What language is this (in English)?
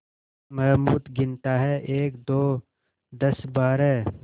Hindi